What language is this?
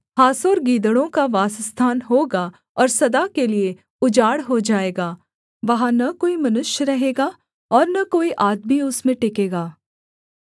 Hindi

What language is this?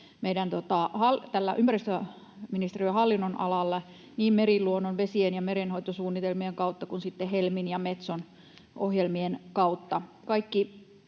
Finnish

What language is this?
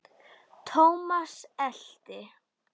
Icelandic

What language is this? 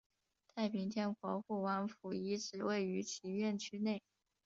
Chinese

